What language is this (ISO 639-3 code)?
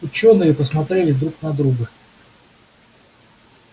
rus